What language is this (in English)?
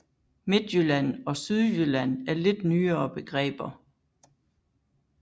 Danish